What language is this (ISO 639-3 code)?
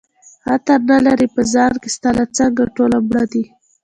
pus